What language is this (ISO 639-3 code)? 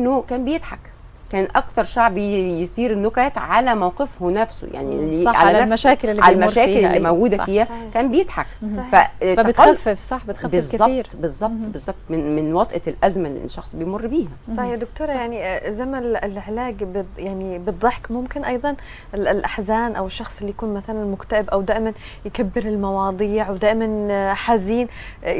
ara